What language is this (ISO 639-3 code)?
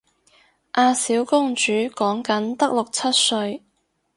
yue